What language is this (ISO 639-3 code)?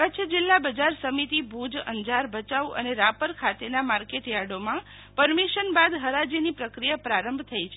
guj